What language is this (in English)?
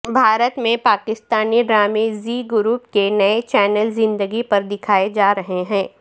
Urdu